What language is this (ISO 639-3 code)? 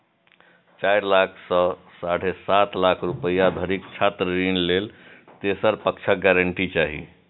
mai